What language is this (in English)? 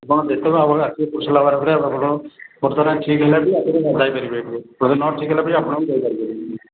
Odia